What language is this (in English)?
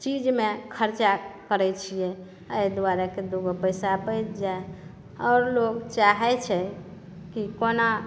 Maithili